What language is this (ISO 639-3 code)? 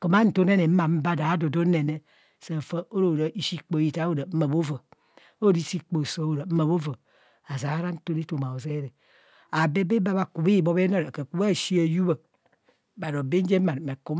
bcs